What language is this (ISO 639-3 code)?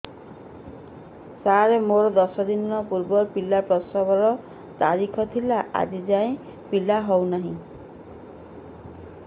ori